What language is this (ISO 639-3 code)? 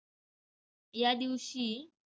mar